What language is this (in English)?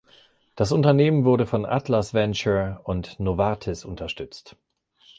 German